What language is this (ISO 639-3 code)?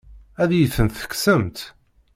kab